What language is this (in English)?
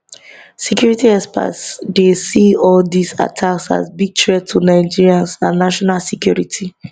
Nigerian Pidgin